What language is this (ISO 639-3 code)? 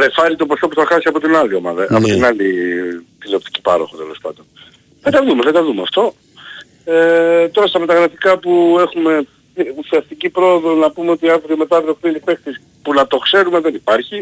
ell